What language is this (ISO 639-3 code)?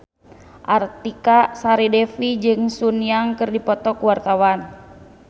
sun